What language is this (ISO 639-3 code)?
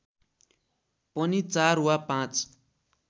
nep